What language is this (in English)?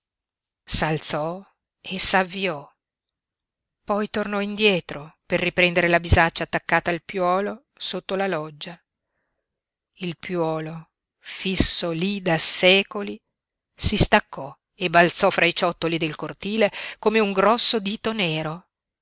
Italian